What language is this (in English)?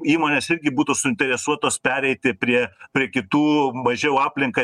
Lithuanian